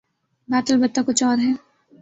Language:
Urdu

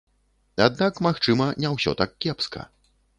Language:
Belarusian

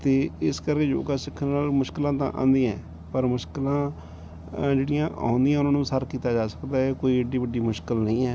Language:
Punjabi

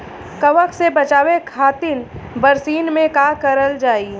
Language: Bhojpuri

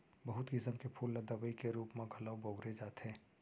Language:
Chhattisgarhi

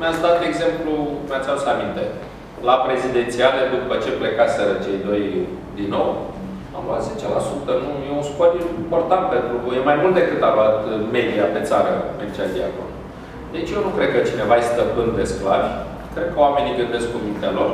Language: Romanian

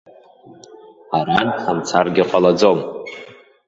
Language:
Abkhazian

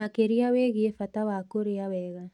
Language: Kikuyu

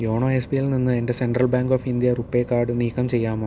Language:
Malayalam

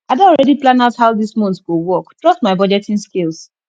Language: Nigerian Pidgin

